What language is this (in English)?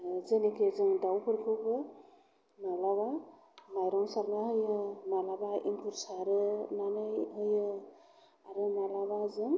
Bodo